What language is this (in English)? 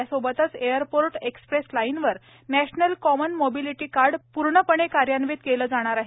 Marathi